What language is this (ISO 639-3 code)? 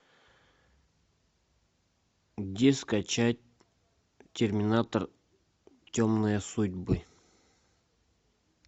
rus